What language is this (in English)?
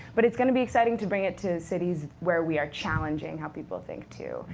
English